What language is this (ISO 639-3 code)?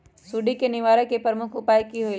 mag